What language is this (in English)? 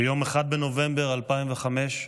Hebrew